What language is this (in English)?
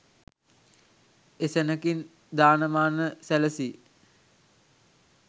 Sinhala